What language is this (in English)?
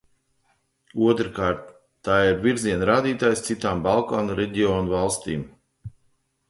Latvian